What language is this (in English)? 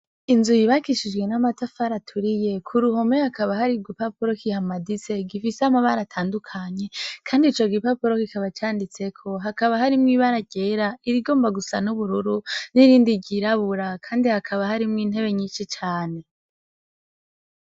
Rundi